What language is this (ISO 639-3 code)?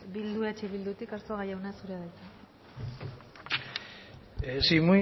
eus